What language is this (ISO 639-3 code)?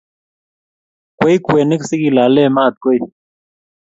kln